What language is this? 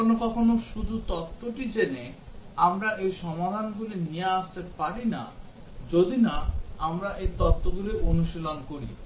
Bangla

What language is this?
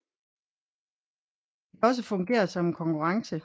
Danish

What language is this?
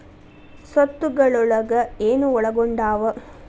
Kannada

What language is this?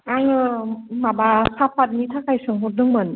Bodo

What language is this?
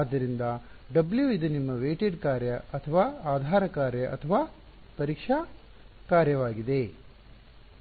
Kannada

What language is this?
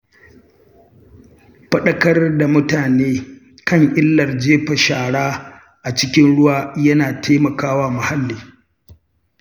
Hausa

